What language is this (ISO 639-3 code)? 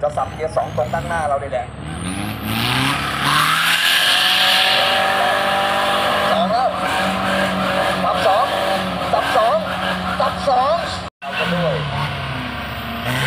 tha